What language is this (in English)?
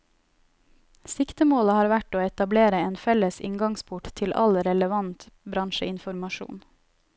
Norwegian